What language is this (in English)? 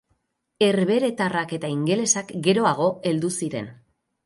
Basque